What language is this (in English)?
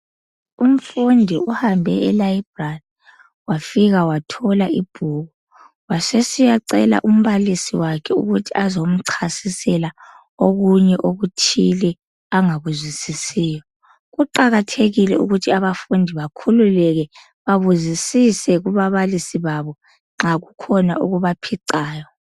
North Ndebele